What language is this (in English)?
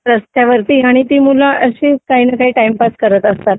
Marathi